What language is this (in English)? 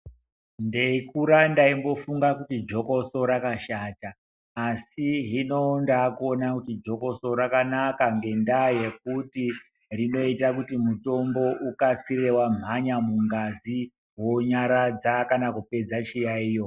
Ndau